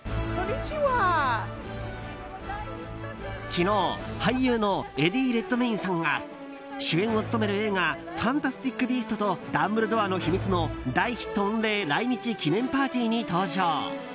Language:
Japanese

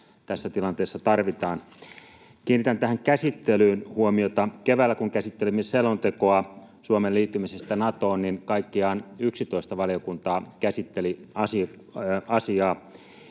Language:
Finnish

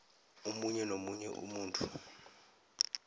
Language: South Ndebele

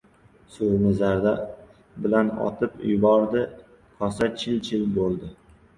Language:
Uzbek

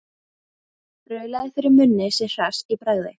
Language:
Icelandic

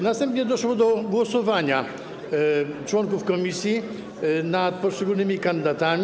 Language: Polish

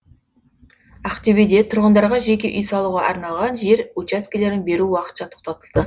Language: Kazakh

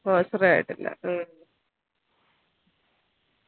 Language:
Malayalam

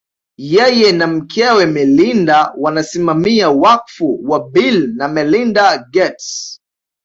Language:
Swahili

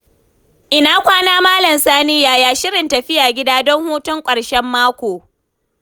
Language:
Hausa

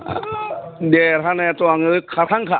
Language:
Bodo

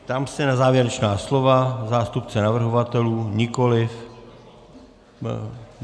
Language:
Czech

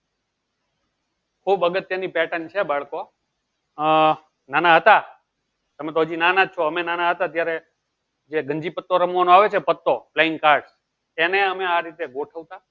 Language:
Gujarati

